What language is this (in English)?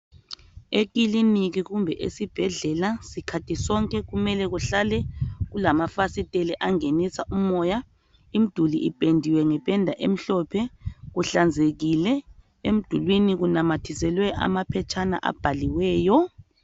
North Ndebele